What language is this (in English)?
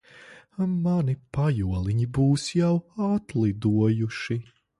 Latvian